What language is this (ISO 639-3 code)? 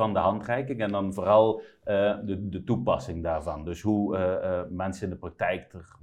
nld